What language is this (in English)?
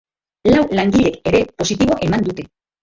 Basque